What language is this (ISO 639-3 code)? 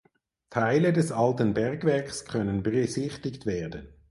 deu